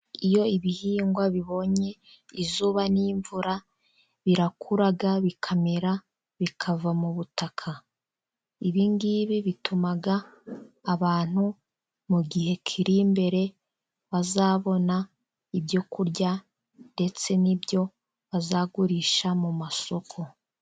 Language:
Kinyarwanda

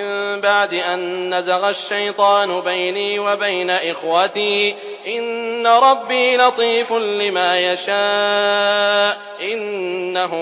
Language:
Arabic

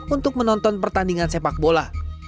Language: Indonesian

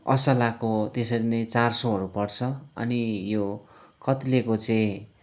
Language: Nepali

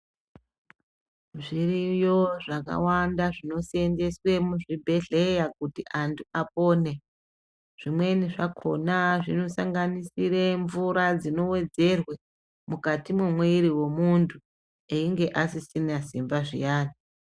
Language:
Ndau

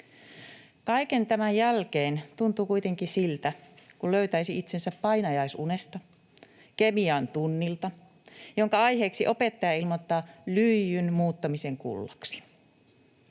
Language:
Finnish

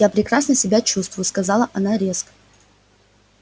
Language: Russian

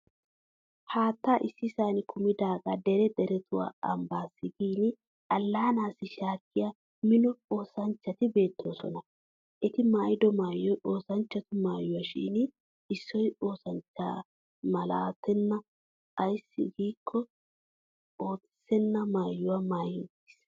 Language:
Wolaytta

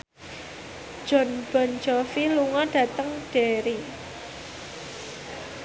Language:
Javanese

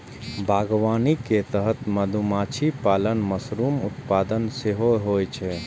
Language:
Maithili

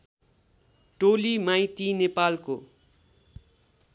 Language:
Nepali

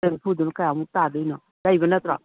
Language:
Manipuri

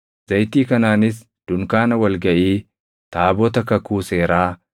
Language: Oromo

